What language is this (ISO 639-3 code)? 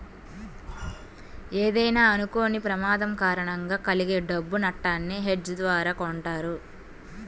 tel